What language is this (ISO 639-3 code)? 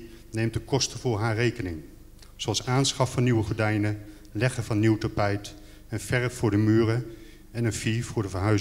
nld